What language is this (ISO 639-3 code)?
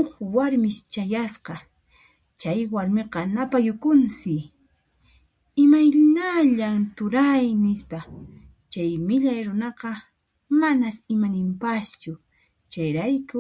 qxp